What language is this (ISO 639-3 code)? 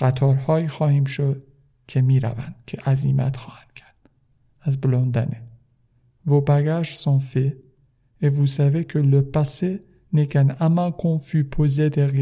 fas